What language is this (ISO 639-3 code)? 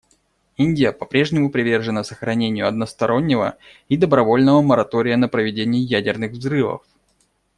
rus